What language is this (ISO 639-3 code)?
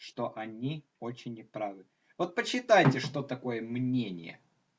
rus